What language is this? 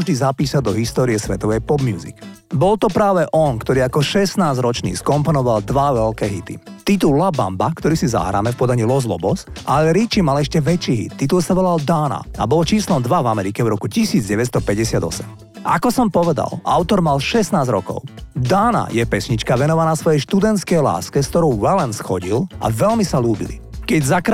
Slovak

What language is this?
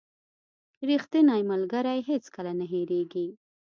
Pashto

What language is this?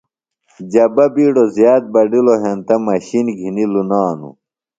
Phalura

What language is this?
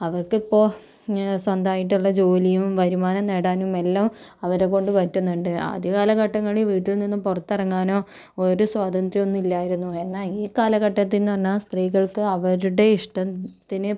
Malayalam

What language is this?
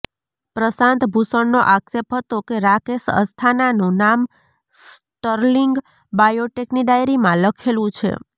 Gujarati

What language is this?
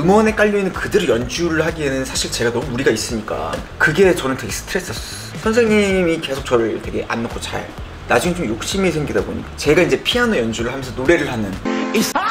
Korean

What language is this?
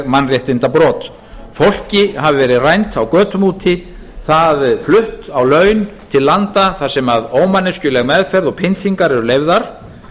Icelandic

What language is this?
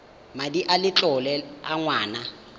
Tswana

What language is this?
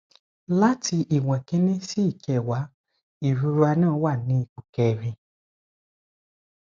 Yoruba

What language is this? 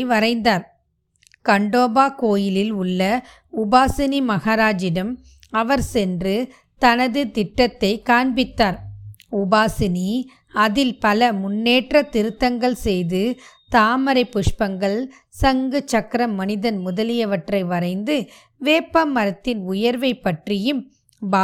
Tamil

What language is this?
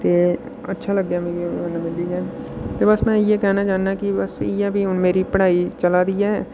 Dogri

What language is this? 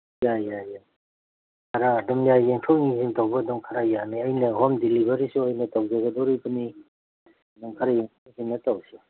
Manipuri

